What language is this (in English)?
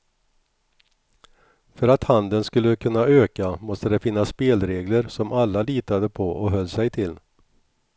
Swedish